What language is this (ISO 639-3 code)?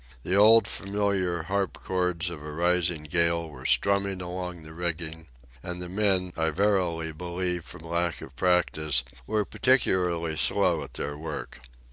eng